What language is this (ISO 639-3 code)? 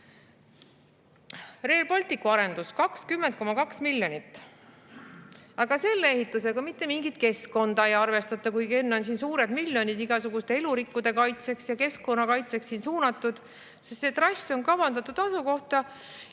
est